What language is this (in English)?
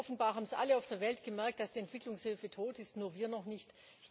German